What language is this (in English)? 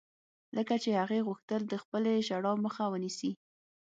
Pashto